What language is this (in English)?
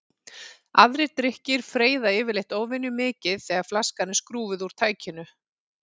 Icelandic